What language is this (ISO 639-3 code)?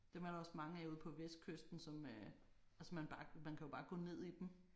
dan